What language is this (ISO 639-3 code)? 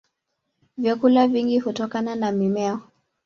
swa